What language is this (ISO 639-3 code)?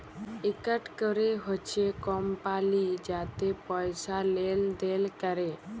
ben